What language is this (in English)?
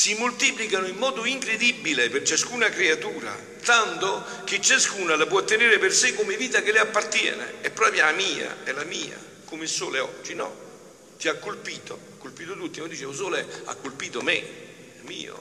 Italian